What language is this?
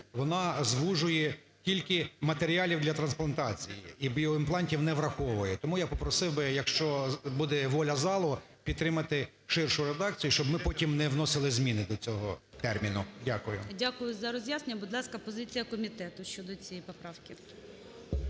Ukrainian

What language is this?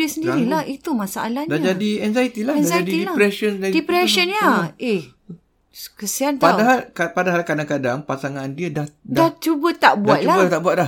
Malay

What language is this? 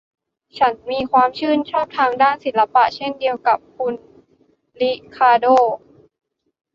Thai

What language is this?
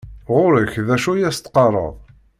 Kabyle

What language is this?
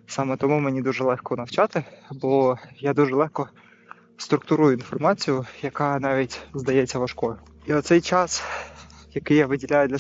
Ukrainian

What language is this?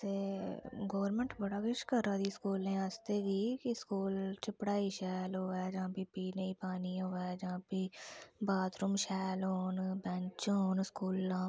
Dogri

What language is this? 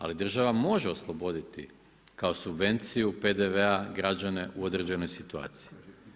Croatian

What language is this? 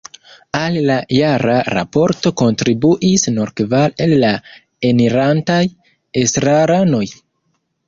Esperanto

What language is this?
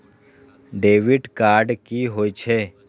Maithili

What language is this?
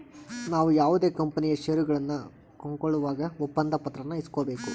Kannada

